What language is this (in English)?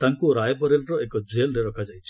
Odia